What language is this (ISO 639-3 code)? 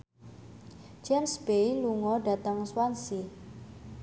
jav